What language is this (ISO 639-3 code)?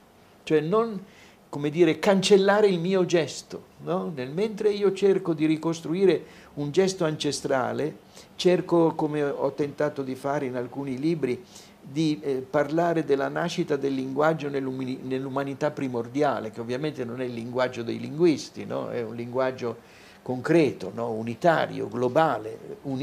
ita